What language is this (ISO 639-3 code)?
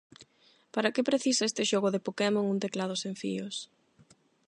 glg